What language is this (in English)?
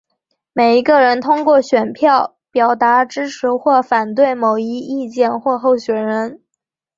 Chinese